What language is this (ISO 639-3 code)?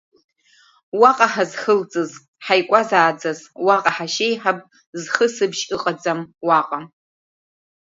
abk